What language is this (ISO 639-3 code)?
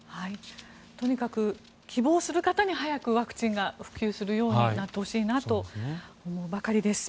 jpn